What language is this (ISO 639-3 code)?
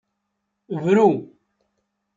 kab